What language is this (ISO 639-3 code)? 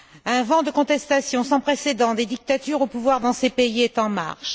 fra